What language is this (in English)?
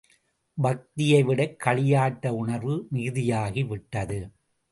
Tamil